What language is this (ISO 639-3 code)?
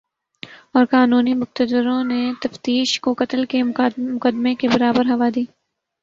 urd